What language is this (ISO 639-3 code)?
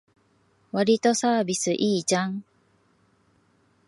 jpn